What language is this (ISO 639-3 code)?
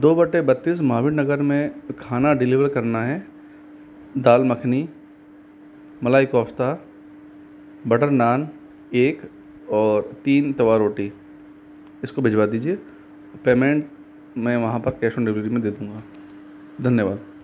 hin